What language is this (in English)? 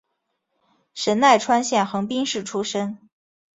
Chinese